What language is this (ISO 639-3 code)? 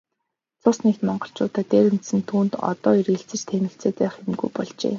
mon